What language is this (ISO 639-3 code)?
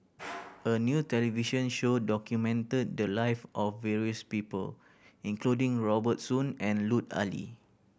eng